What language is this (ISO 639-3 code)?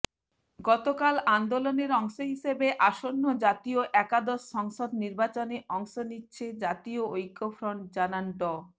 ben